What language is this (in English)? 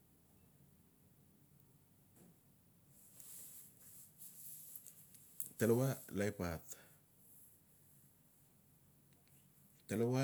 Notsi